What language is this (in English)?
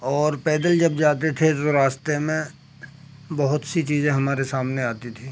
Urdu